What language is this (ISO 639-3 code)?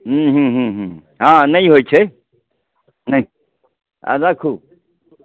mai